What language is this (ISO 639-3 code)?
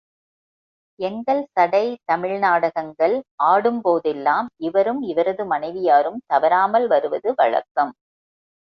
tam